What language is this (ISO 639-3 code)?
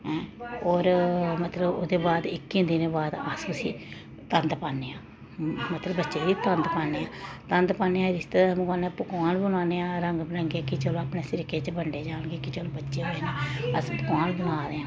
doi